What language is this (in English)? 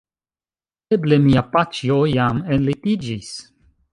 Esperanto